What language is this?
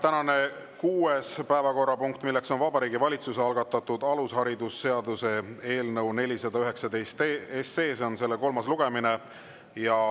Estonian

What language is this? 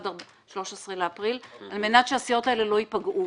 Hebrew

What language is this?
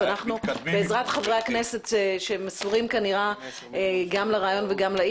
Hebrew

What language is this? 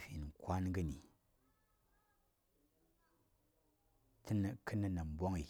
Saya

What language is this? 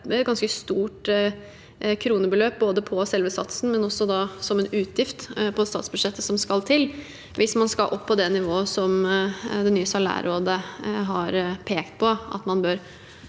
Norwegian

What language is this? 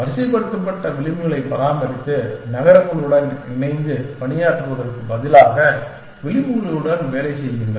Tamil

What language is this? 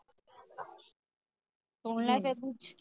Punjabi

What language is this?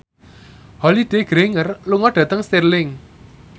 Javanese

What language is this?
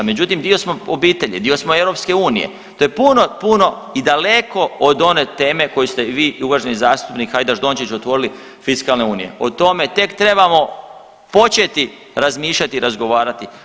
Croatian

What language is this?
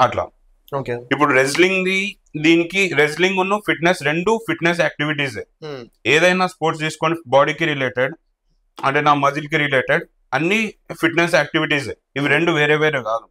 Telugu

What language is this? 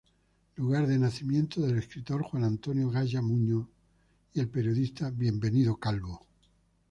Spanish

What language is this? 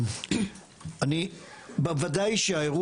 Hebrew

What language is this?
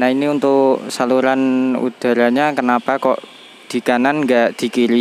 Indonesian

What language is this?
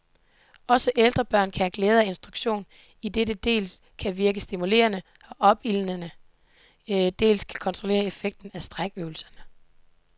Danish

